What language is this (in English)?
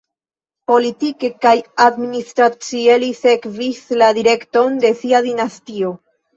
Esperanto